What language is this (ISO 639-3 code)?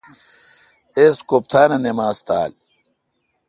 xka